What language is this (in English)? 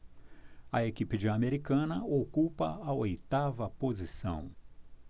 Portuguese